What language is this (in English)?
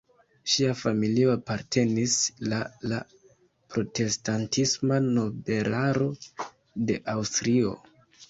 Esperanto